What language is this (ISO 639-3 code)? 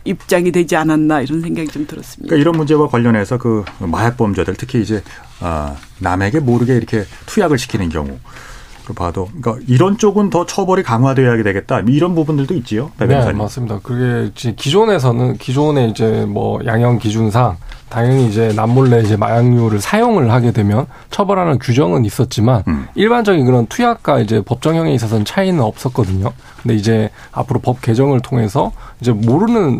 kor